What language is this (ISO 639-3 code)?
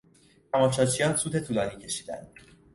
fas